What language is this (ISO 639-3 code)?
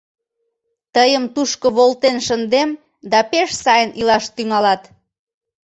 chm